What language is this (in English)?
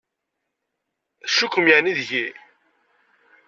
Kabyle